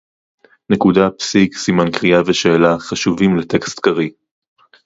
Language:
Hebrew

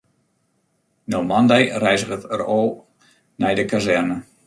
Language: Western Frisian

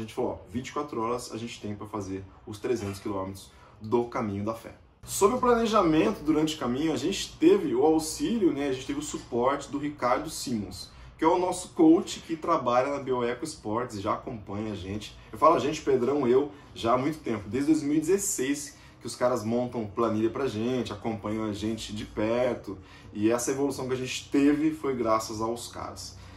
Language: Portuguese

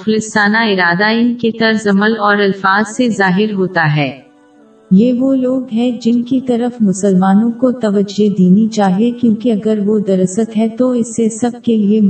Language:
Urdu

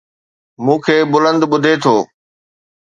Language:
Sindhi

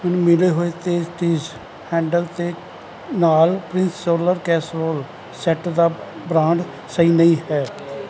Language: Punjabi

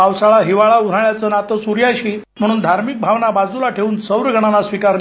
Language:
Marathi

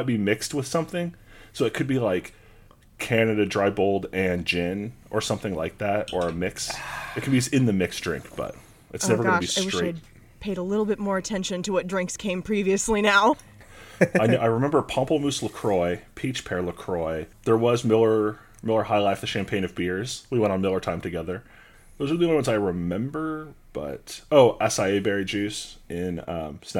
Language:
English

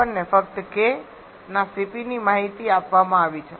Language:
Gujarati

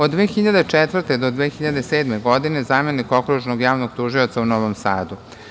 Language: Serbian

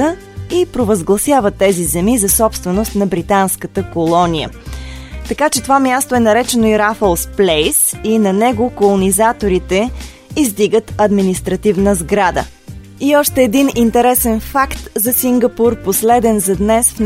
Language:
Bulgarian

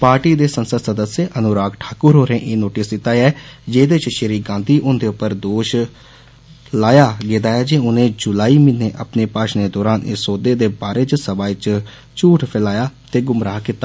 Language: Dogri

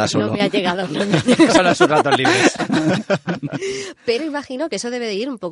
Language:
Spanish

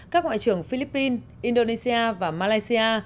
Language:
Vietnamese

